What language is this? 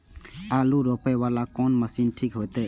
Maithili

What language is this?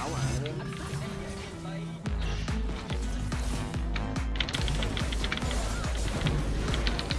Vietnamese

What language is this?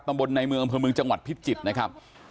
Thai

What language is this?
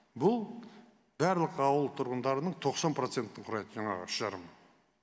Kazakh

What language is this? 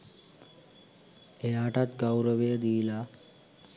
Sinhala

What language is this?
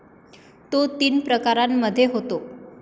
Marathi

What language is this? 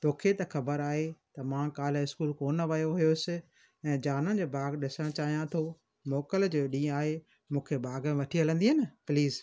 Sindhi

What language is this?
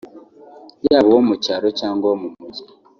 Kinyarwanda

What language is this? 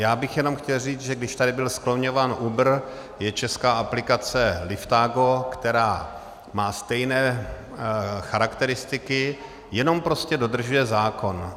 Czech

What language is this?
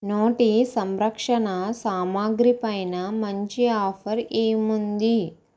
Telugu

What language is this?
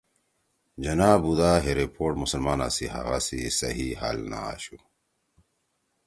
Torwali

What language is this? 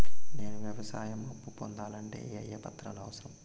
Telugu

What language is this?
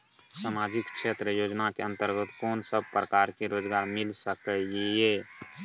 Maithili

